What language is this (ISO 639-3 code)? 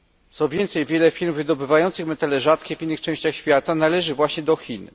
pol